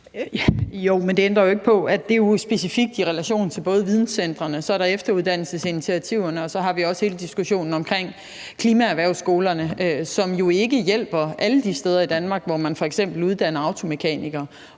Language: Danish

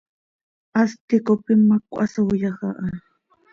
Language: Seri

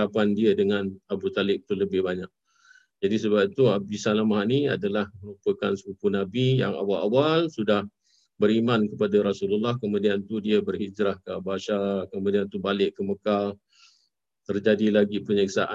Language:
Malay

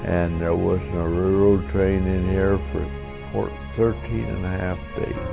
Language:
English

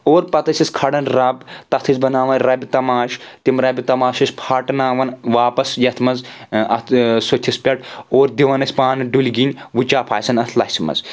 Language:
Kashmiri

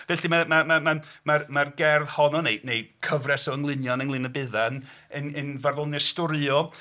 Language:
Welsh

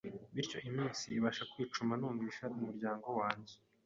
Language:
Kinyarwanda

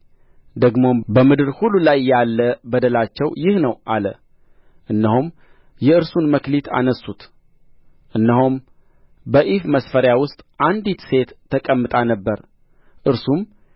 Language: Amharic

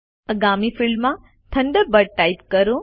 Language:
Gujarati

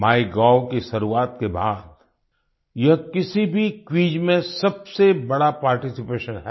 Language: Hindi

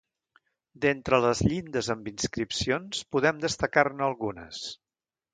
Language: Catalan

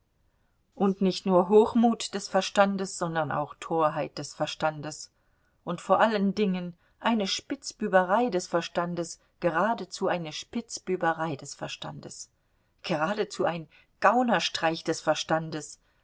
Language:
German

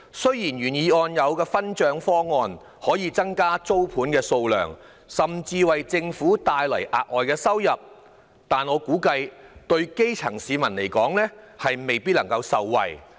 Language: Cantonese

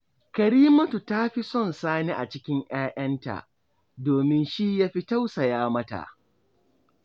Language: Hausa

